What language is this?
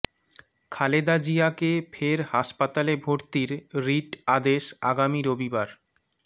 Bangla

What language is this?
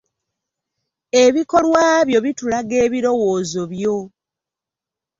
Ganda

